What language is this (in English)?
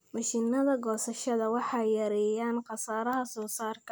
Somali